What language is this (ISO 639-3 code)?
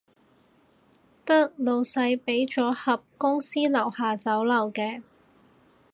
yue